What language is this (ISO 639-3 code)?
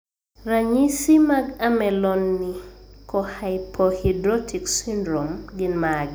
luo